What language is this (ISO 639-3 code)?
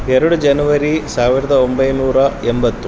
kan